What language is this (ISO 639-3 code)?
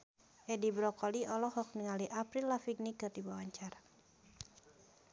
sun